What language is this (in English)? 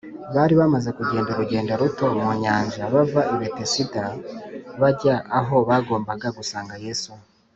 Kinyarwanda